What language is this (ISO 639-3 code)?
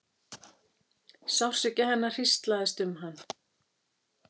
isl